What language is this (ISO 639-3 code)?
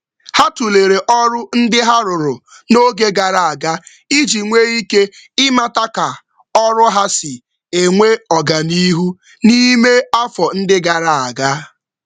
ibo